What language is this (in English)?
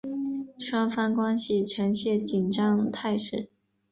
Chinese